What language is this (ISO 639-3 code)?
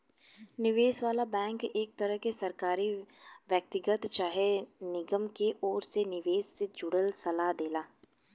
bho